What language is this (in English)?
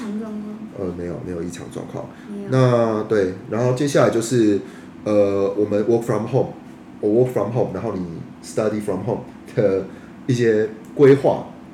Chinese